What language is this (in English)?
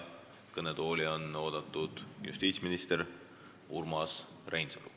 Estonian